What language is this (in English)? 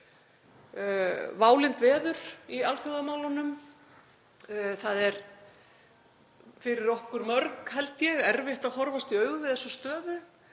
Icelandic